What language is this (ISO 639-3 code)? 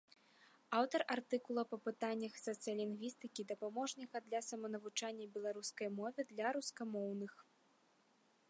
bel